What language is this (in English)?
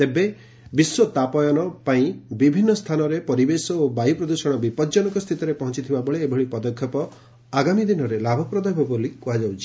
Odia